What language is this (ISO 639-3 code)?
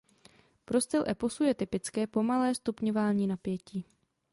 ces